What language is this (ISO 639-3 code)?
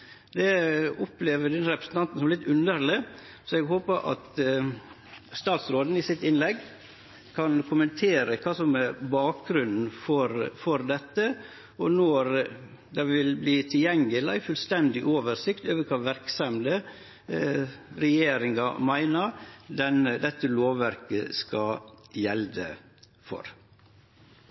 nno